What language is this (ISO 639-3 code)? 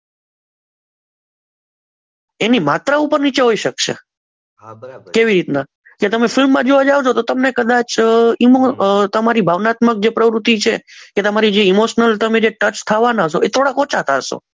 guj